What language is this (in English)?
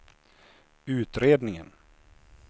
Swedish